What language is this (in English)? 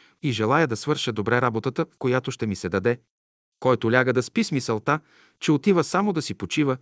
Bulgarian